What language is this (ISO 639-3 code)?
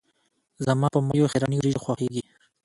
pus